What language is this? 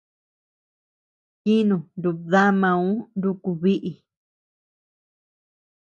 Tepeuxila Cuicatec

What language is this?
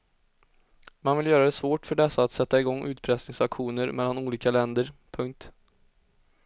Swedish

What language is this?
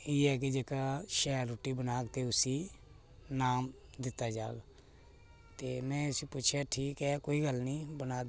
Dogri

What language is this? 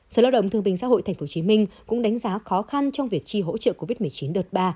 Vietnamese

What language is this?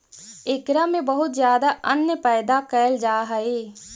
Magahi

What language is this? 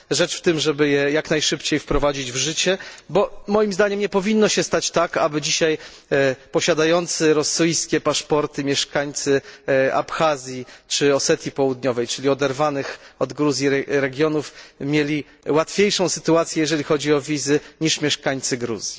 Polish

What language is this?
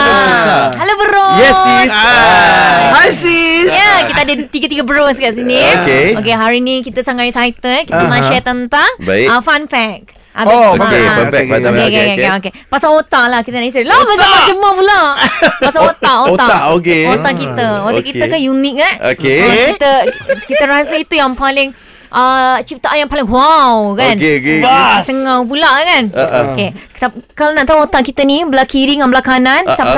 Malay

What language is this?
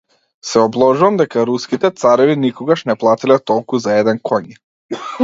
Macedonian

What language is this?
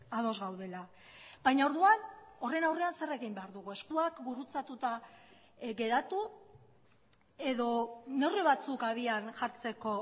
Basque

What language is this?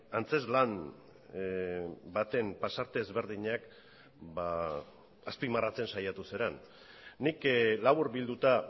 Basque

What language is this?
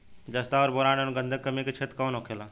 Bhojpuri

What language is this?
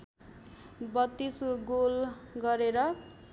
Nepali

